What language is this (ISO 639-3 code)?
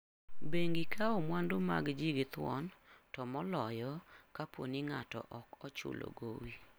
luo